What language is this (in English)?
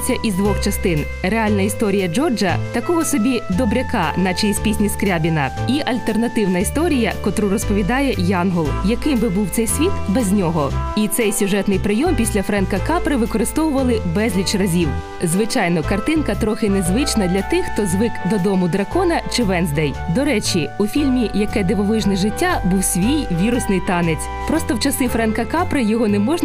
Ukrainian